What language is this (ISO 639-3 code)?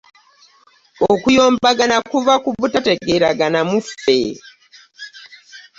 lug